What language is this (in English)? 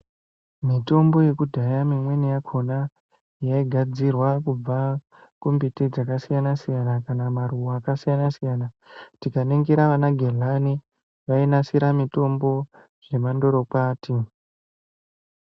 Ndau